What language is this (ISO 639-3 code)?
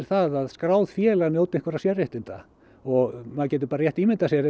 isl